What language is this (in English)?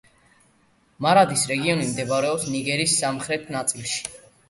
Georgian